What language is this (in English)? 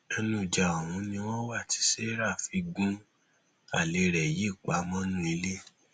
Yoruba